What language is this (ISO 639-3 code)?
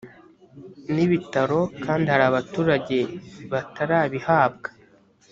kin